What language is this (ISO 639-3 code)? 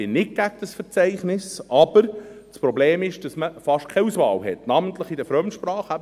gsw